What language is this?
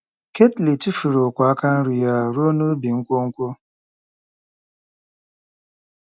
Igbo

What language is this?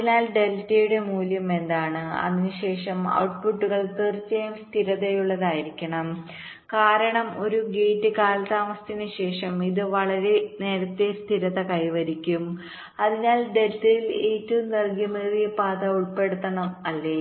Malayalam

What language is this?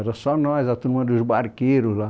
Portuguese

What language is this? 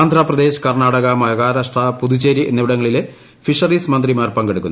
Malayalam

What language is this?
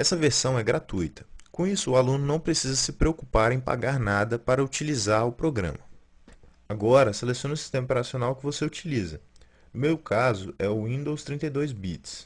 Portuguese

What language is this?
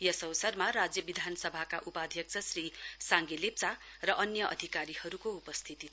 Nepali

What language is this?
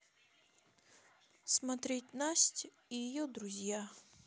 Russian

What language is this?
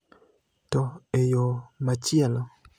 Luo (Kenya and Tanzania)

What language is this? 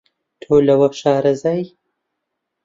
Central Kurdish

